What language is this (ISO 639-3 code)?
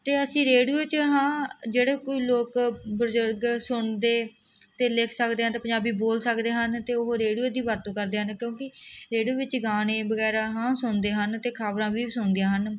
pan